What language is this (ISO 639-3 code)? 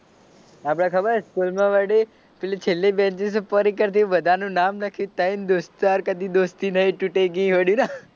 guj